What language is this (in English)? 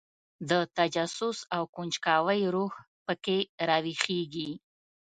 Pashto